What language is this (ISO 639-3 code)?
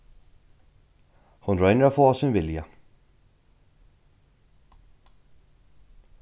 fao